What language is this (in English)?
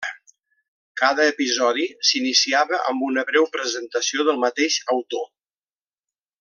Catalan